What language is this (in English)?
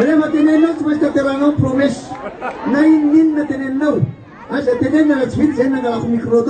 Turkish